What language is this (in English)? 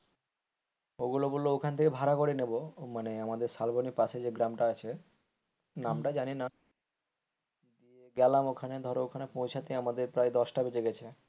Bangla